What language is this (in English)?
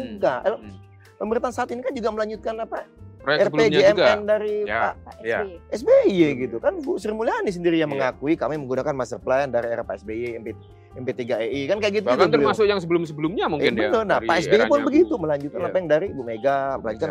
Indonesian